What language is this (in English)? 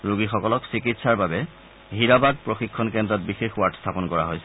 Assamese